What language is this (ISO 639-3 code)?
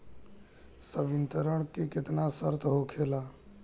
bho